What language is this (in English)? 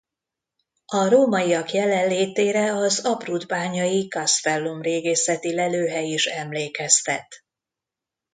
Hungarian